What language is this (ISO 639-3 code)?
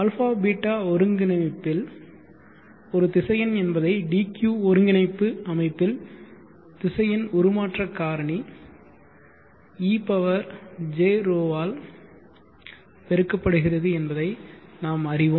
tam